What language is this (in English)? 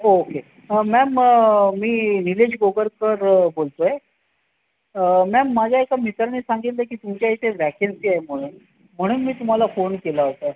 Marathi